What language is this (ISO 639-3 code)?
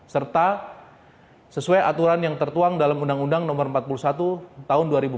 ind